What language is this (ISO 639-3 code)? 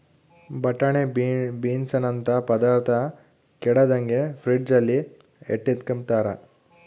kan